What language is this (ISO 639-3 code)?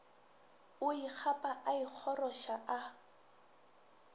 nso